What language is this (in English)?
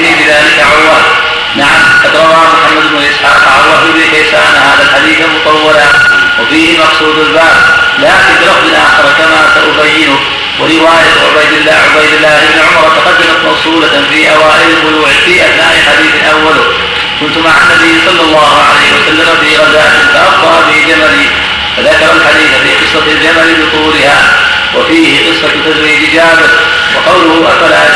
Arabic